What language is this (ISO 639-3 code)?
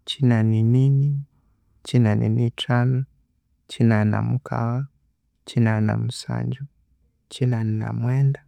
koo